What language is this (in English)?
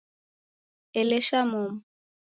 Taita